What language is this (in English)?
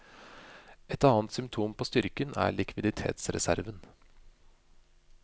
Norwegian